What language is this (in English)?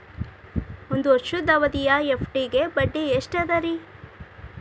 Kannada